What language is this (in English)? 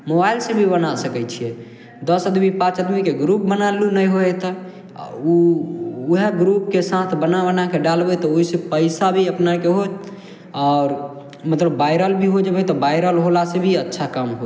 Maithili